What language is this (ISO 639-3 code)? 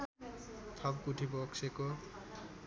nep